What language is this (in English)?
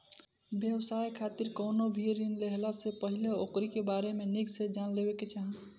Bhojpuri